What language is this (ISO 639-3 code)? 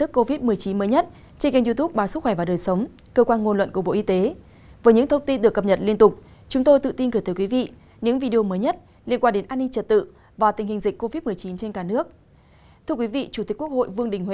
vie